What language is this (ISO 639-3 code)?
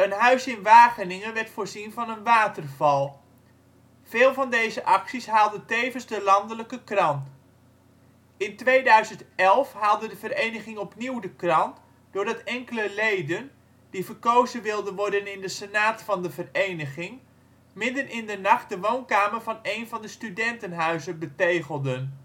nld